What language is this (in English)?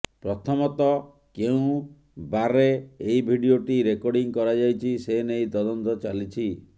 Odia